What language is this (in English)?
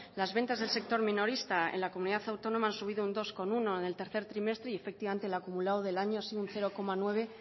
Spanish